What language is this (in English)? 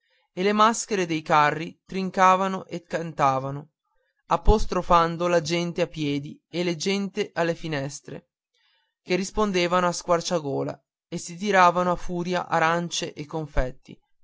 Italian